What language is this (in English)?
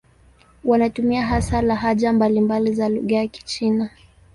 Swahili